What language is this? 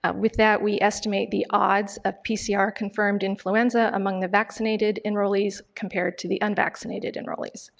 English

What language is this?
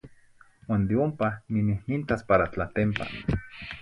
Zacatlán-Ahuacatlán-Tepetzintla Nahuatl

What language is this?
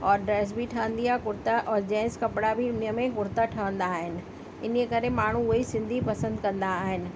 Sindhi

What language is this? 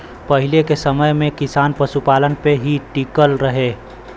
Bhojpuri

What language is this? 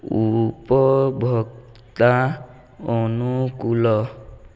Odia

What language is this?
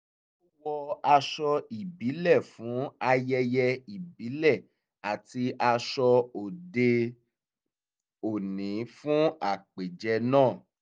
Yoruba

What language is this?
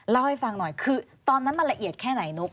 Thai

